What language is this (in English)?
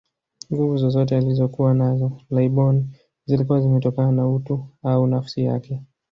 Swahili